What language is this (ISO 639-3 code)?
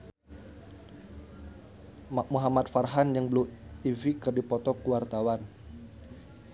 sun